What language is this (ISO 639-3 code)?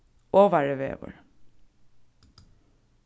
fao